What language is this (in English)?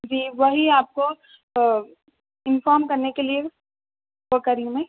Urdu